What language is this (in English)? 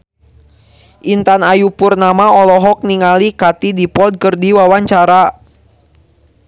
Sundanese